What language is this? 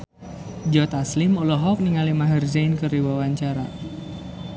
Sundanese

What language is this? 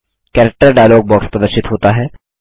Hindi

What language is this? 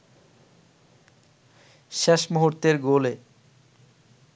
Bangla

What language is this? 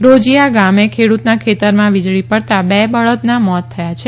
Gujarati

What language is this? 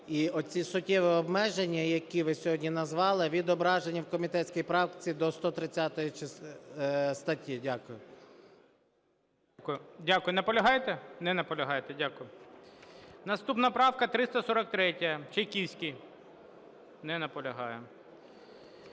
Ukrainian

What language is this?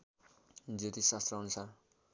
Nepali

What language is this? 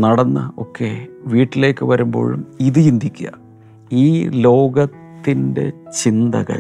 Malayalam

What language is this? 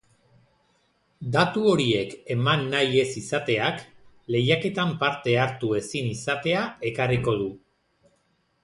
Basque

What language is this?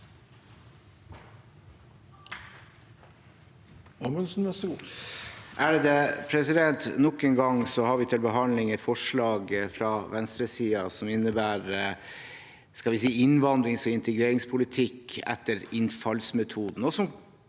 Norwegian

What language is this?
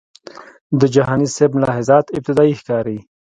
Pashto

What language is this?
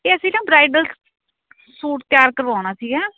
Punjabi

